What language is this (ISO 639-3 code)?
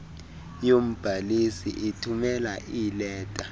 xho